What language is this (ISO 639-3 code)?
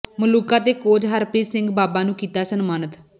pan